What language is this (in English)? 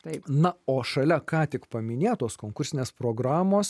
Lithuanian